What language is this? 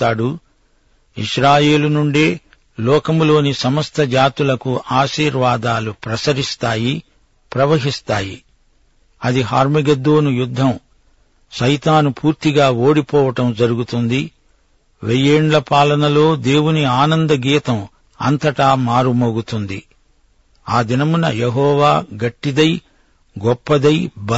Telugu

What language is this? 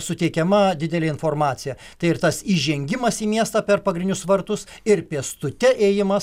Lithuanian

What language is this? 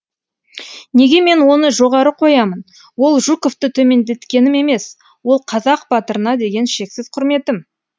Kazakh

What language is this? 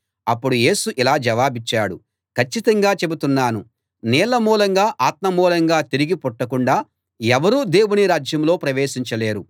Telugu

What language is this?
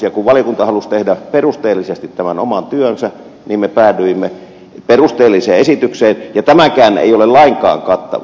Finnish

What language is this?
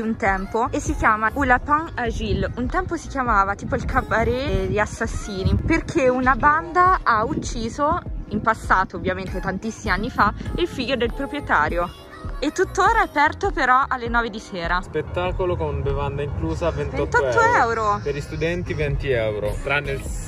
Italian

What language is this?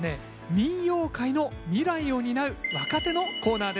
Japanese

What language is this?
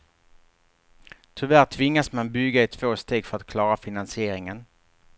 Swedish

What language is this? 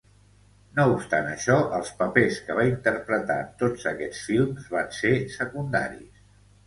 Catalan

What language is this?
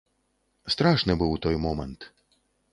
Belarusian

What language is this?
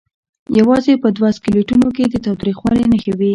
Pashto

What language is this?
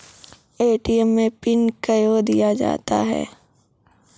Maithili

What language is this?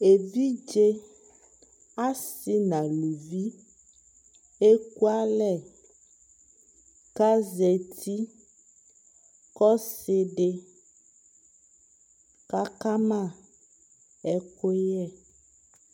Ikposo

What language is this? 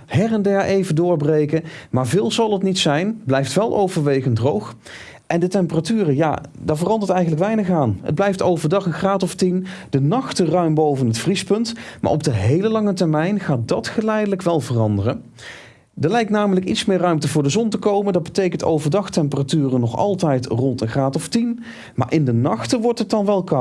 Dutch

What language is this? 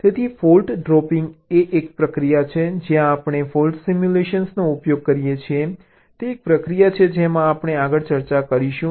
Gujarati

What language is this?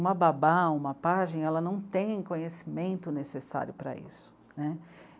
Portuguese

